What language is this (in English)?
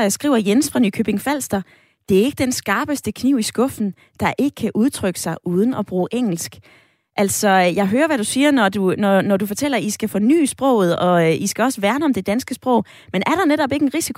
Danish